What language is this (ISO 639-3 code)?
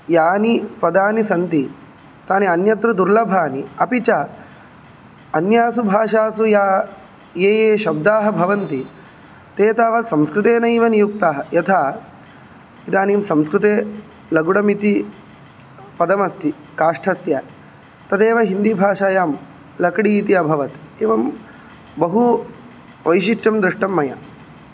san